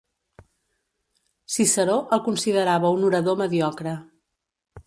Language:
Catalan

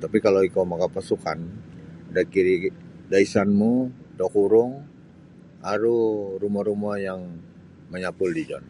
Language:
Sabah Bisaya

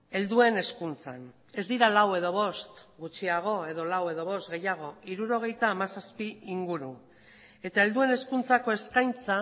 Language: Basque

